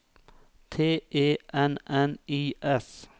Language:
Norwegian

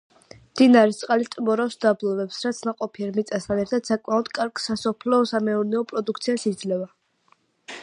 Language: Georgian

